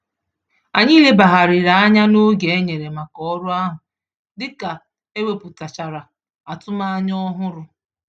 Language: Igbo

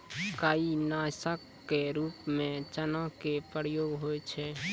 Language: Maithili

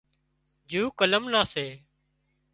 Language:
Wadiyara Koli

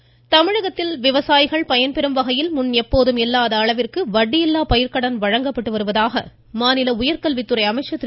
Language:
Tamil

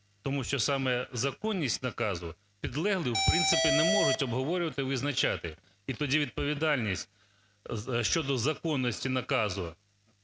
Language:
Ukrainian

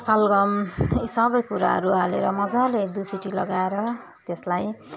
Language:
Nepali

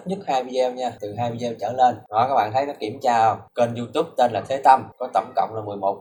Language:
Vietnamese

